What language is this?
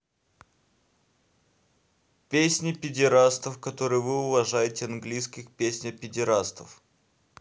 Russian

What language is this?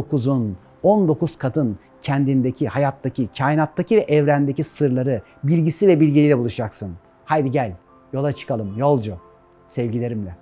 Turkish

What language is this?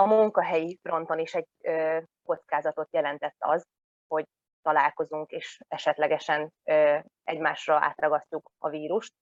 Hungarian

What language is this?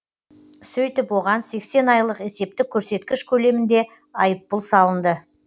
Kazakh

